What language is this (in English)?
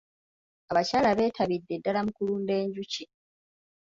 Ganda